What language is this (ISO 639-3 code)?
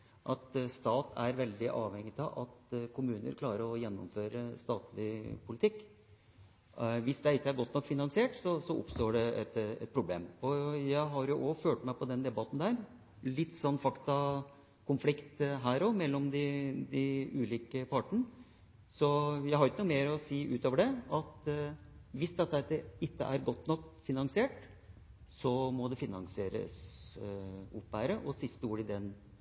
nob